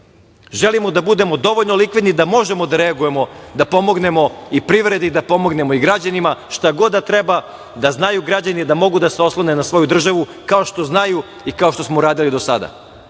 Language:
Serbian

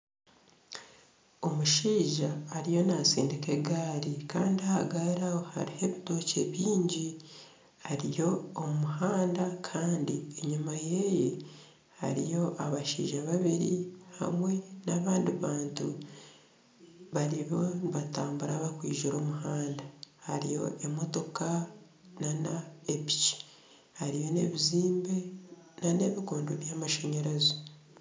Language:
Nyankole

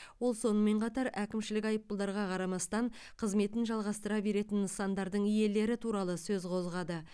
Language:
Kazakh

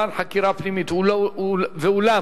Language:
Hebrew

